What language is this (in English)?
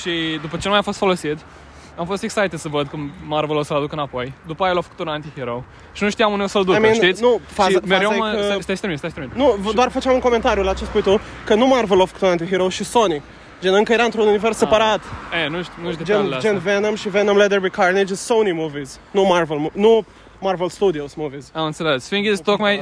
Romanian